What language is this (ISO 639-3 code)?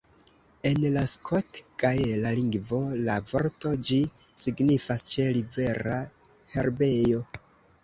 epo